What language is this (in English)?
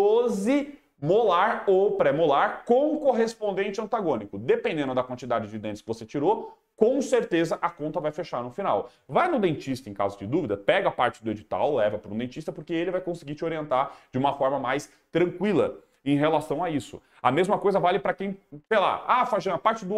Portuguese